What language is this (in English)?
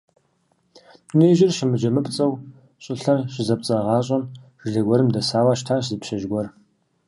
Kabardian